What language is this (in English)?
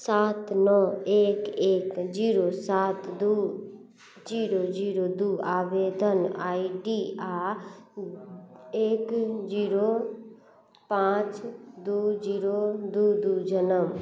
Maithili